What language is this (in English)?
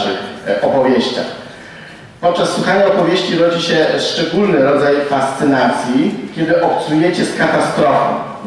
Polish